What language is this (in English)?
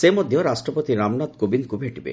Odia